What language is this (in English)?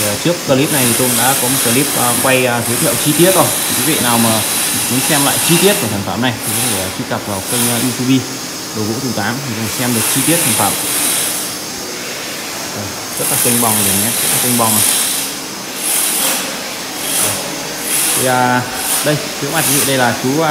Vietnamese